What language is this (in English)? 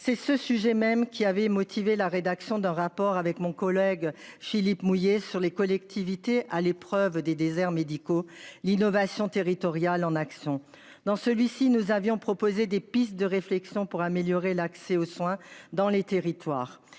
French